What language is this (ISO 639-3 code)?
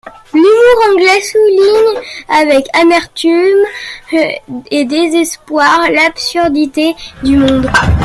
fra